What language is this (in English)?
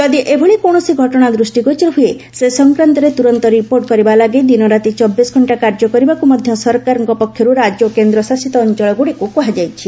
Odia